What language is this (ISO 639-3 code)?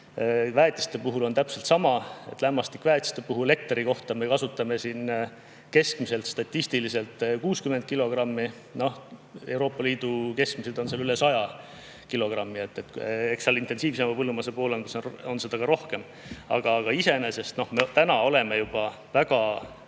est